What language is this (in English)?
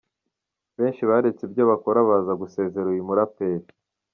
Kinyarwanda